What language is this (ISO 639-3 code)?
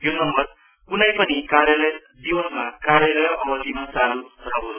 nep